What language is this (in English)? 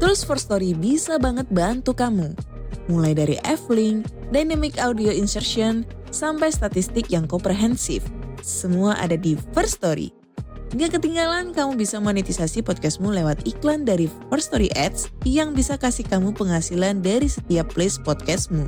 Indonesian